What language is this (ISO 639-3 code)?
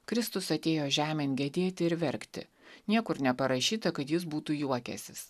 lit